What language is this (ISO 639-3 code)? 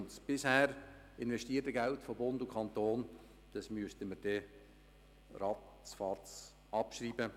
gsw